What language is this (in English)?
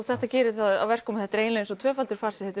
Icelandic